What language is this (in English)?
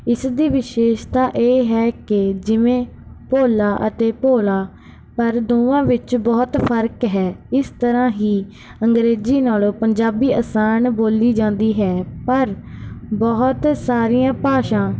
Punjabi